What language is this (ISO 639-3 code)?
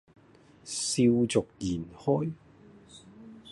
yue